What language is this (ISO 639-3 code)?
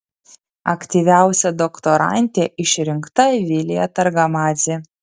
lit